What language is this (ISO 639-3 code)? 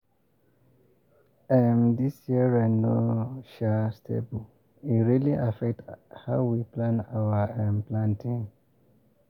pcm